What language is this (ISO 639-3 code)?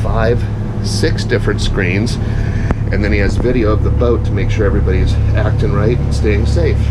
eng